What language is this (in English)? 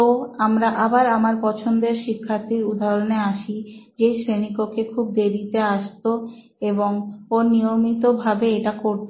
Bangla